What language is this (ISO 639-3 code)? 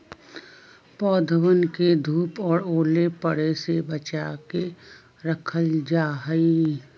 mag